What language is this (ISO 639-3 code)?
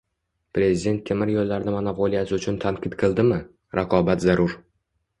uzb